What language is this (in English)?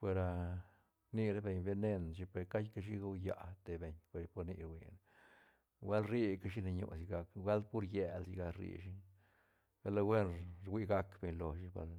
Santa Catarina Albarradas Zapotec